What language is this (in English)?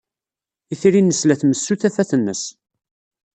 Kabyle